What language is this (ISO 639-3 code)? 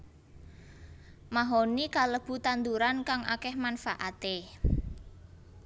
jav